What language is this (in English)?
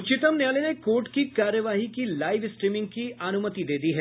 Hindi